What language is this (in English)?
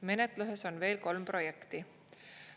Estonian